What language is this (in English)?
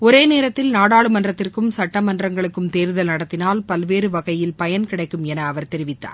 Tamil